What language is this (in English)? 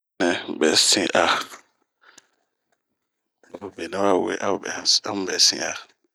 Bomu